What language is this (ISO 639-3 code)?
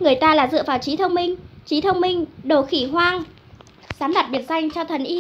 vie